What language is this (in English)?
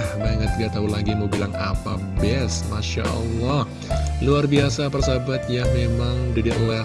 Indonesian